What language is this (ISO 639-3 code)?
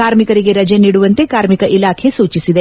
kan